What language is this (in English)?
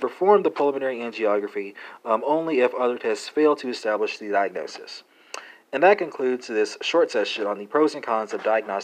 English